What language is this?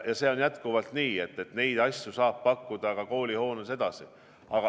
Estonian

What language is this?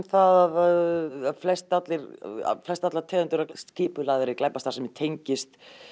Icelandic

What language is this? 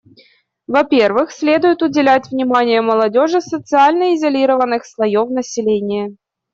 Russian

